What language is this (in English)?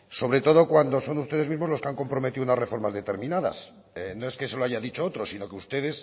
Spanish